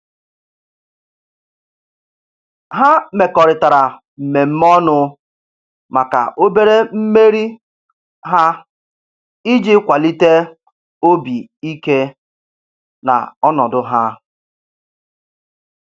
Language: Igbo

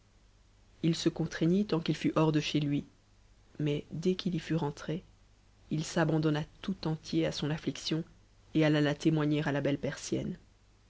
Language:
French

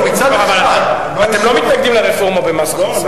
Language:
Hebrew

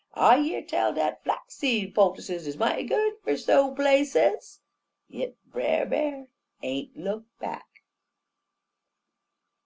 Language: English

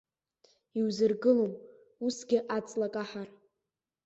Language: Abkhazian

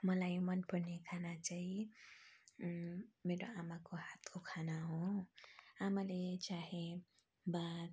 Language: Nepali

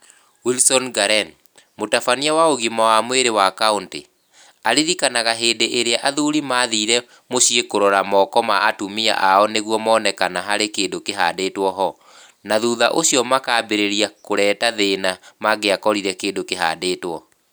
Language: Kikuyu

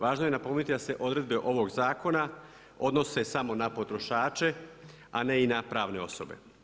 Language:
Croatian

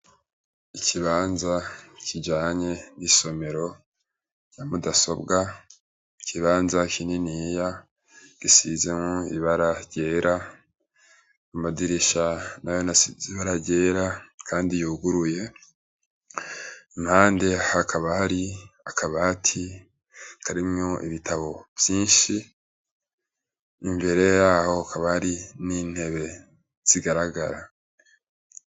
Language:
Rundi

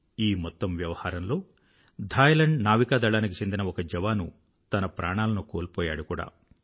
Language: Telugu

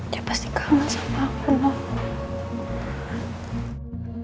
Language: Indonesian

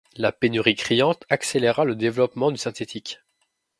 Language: French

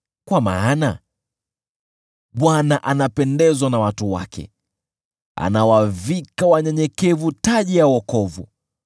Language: Swahili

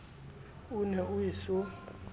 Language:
Southern Sotho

